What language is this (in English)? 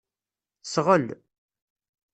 Kabyle